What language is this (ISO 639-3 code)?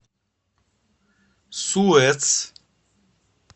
rus